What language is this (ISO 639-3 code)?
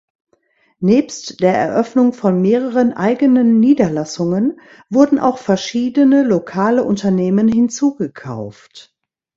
deu